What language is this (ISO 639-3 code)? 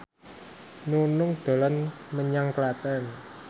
jav